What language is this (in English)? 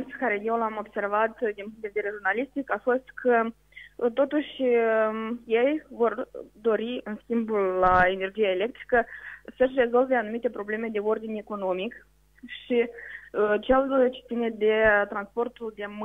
Romanian